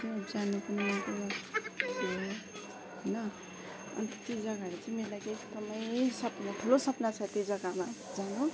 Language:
Nepali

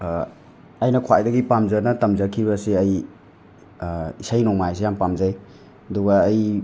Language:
Manipuri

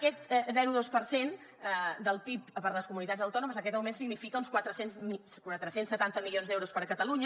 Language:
Catalan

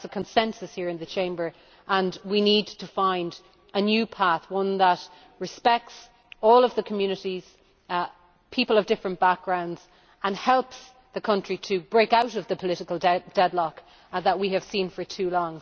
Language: English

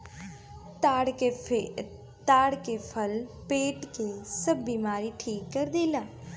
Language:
Bhojpuri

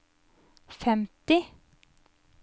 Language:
Norwegian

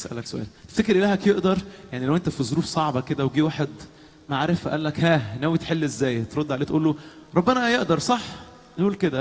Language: Arabic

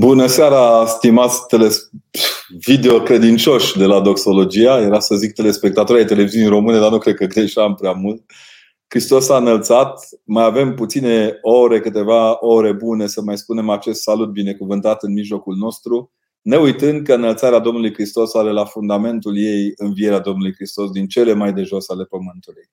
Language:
Romanian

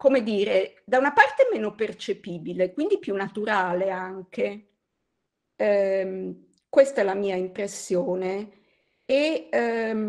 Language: Italian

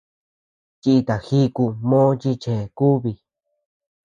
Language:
Tepeuxila Cuicatec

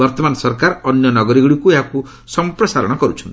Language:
Odia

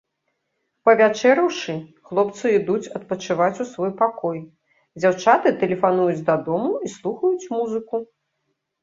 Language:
Belarusian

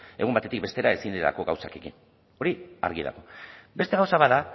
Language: Basque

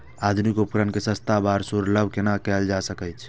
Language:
Maithili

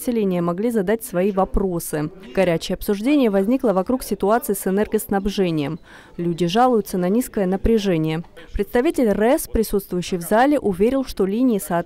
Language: Russian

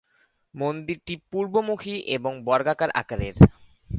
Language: Bangla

